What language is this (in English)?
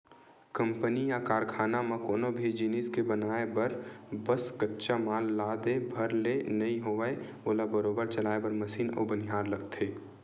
Chhattisgarhi